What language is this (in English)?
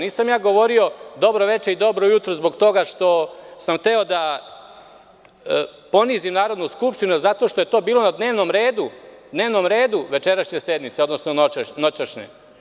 Serbian